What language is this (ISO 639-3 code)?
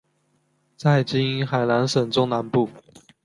zho